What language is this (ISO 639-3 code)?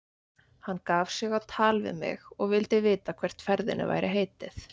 isl